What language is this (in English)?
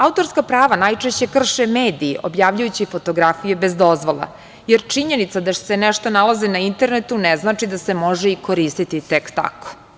Serbian